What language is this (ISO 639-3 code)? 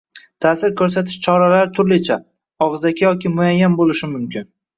uzb